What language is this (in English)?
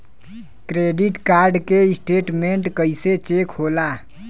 Bhojpuri